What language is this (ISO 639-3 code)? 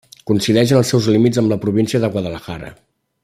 cat